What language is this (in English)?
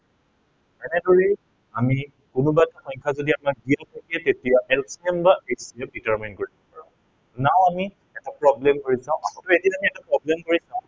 Assamese